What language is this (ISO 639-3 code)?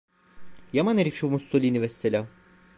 tur